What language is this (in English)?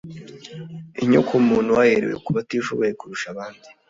Kinyarwanda